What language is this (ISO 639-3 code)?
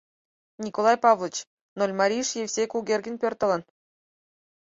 chm